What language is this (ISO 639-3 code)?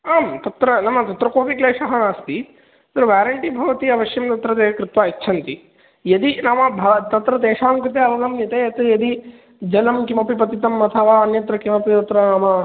san